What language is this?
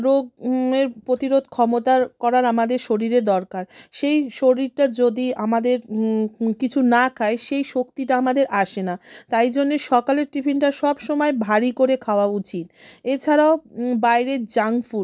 Bangla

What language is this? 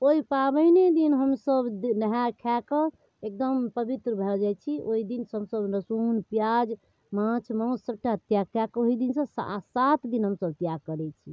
Maithili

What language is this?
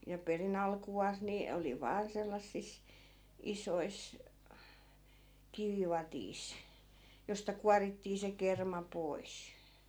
Finnish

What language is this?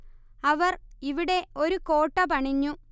Malayalam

